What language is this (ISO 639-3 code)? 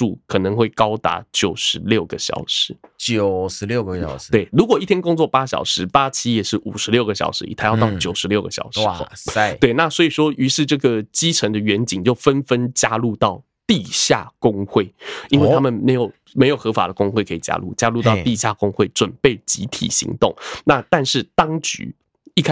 zho